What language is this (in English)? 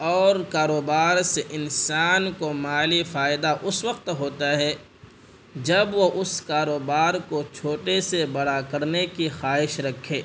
Urdu